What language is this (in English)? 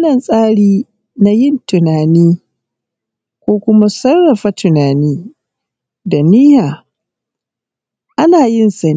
Hausa